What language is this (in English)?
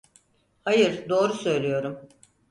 Turkish